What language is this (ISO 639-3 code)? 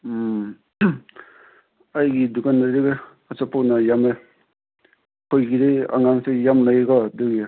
mni